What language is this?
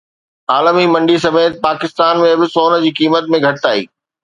Sindhi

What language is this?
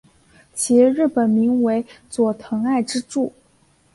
Chinese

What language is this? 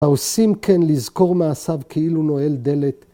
Hebrew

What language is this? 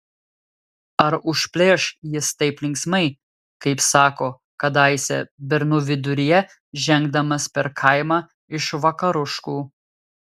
Lithuanian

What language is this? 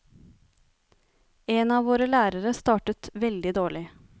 Norwegian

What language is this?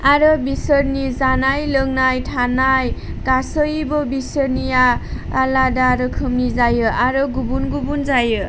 Bodo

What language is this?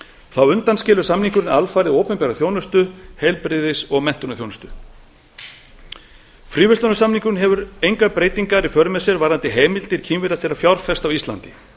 Icelandic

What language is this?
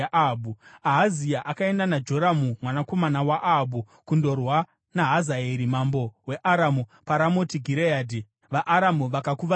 Shona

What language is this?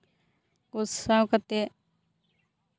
Santali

